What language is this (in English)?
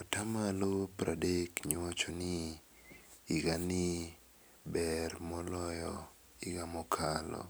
Luo (Kenya and Tanzania)